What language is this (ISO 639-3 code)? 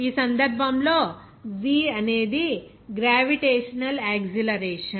tel